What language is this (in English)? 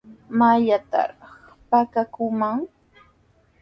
Sihuas Ancash Quechua